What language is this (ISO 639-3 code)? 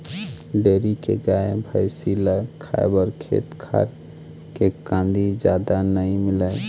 hne